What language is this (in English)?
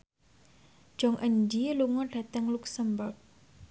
Javanese